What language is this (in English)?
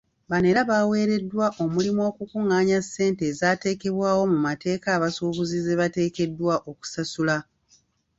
Ganda